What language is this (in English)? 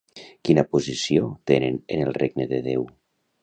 Catalan